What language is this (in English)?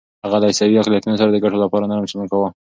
Pashto